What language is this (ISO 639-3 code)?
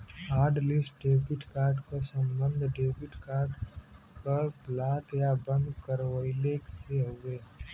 bho